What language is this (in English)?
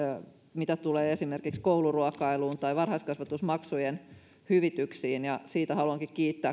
Finnish